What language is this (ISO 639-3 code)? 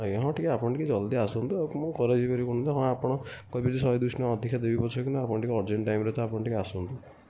ori